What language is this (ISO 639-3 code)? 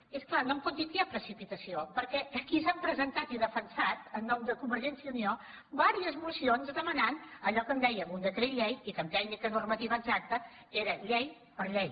cat